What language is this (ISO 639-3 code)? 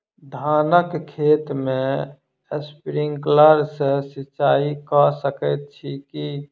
mai